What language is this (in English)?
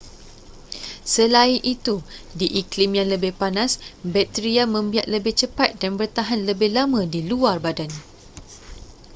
Malay